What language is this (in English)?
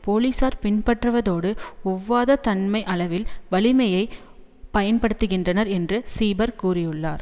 Tamil